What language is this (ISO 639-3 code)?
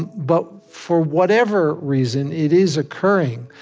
eng